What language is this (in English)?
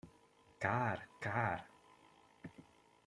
Hungarian